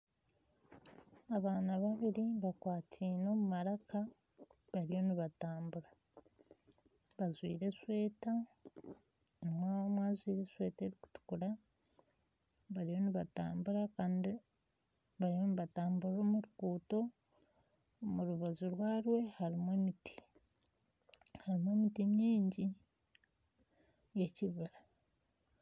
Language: Nyankole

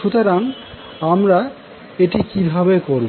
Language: Bangla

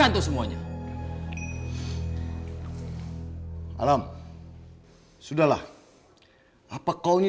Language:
Indonesian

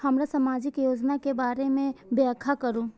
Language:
Maithili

